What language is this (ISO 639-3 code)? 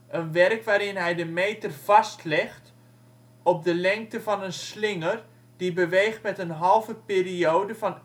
nld